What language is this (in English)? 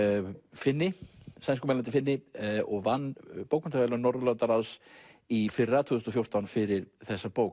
Icelandic